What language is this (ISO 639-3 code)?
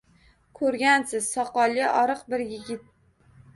uzb